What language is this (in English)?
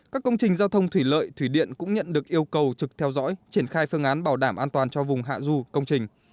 Vietnamese